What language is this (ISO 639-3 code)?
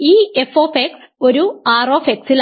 mal